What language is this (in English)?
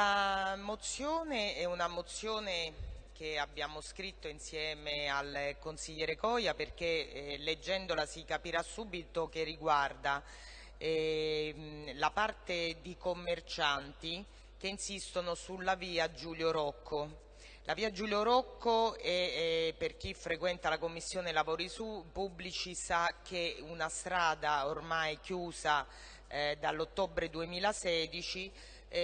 Italian